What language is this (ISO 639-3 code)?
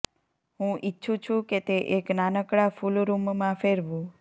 guj